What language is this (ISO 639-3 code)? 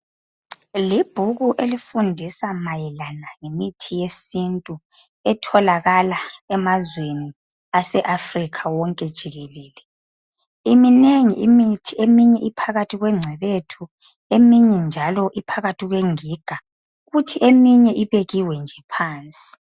nde